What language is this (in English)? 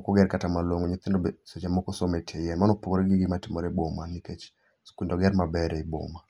Luo (Kenya and Tanzania)